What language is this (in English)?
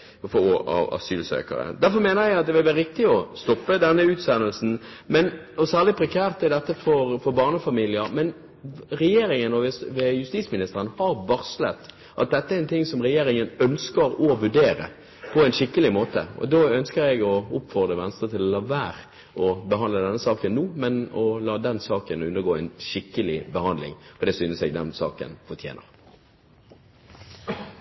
Norwegian Bokmål